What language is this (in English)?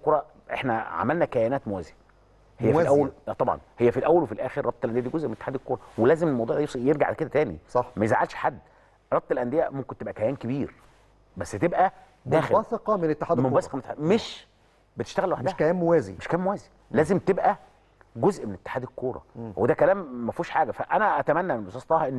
Arabic